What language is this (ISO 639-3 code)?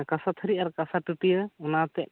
sat